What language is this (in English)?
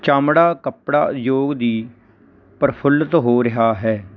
Punjabi